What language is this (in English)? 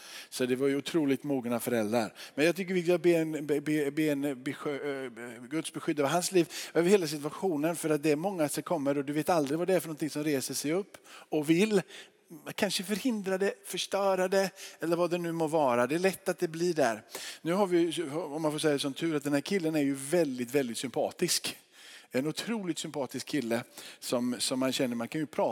Swedish